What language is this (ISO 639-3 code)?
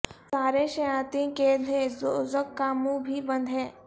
urd